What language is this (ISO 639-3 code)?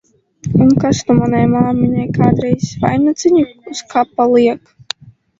lav